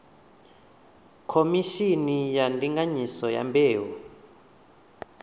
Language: Venda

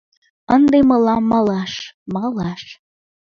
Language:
Mari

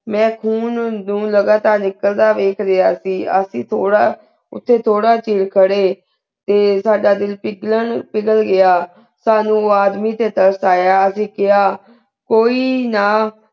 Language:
Punjabi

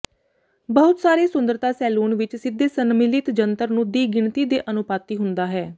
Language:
Punjabi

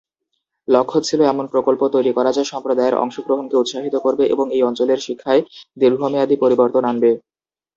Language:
Bangla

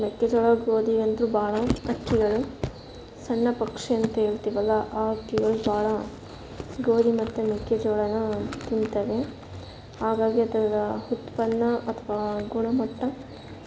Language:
Kannada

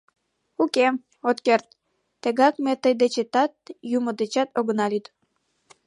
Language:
Mari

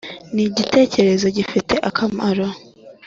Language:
Kinyarwanda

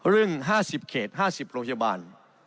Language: Thai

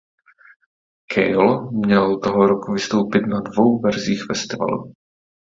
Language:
Czech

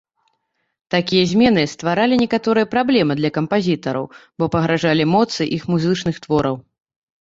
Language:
Belarusian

